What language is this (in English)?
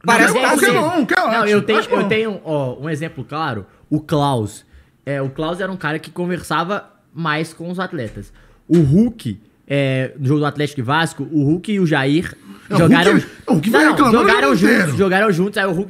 Portuguese